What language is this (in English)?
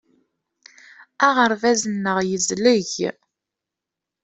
Kabyle